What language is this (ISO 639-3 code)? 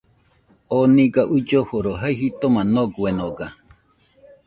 hux